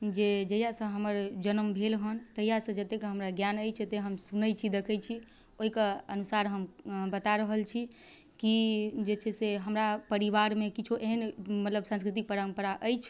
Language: Maithili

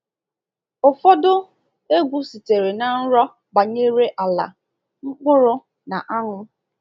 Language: Igbo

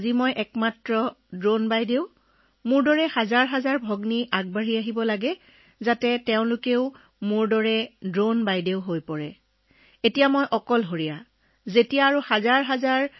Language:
Assamese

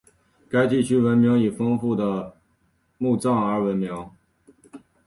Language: Chinese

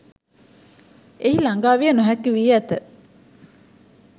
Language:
Sinhala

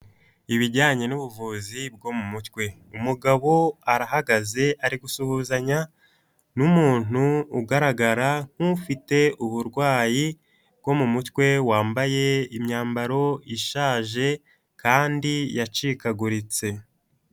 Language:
Kinyarwanda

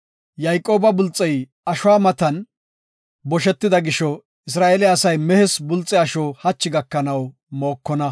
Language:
Gofa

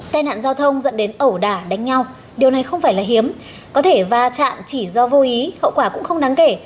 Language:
Vietnamese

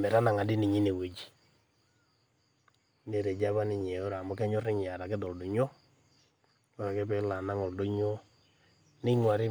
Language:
Masai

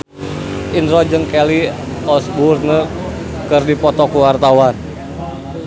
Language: Sundanese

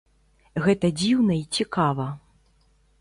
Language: Belarusian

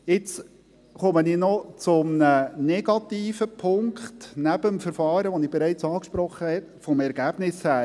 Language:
Swiss German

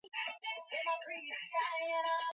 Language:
Swahili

